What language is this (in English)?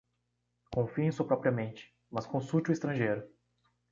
Portuguese